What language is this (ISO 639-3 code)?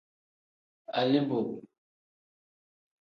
kdh